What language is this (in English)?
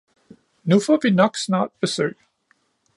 Danish